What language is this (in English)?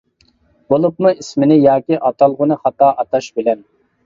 Uyghur